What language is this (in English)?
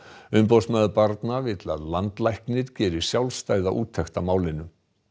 Icelandic